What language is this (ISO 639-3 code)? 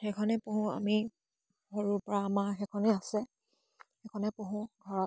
asm